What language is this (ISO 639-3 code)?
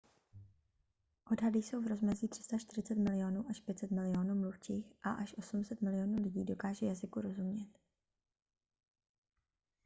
ces